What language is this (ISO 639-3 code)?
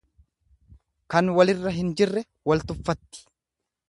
orm